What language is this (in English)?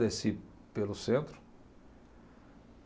Portuguese